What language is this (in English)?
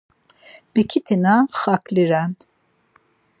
Laz